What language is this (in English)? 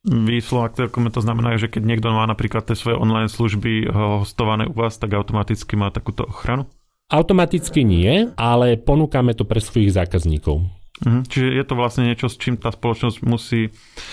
Slovak